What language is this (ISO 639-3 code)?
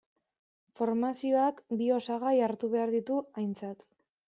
eus